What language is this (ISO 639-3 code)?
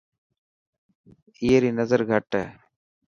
mki